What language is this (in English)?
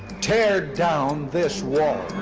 English